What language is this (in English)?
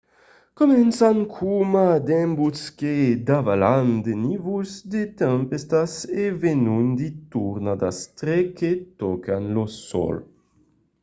Occitan